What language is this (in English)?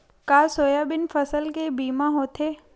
Chhattisgarhi